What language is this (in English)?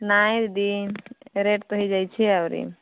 Odia